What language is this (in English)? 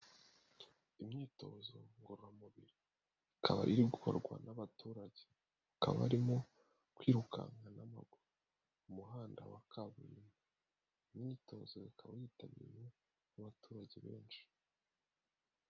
Kinyarwanda